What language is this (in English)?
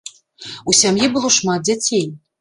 Belarusian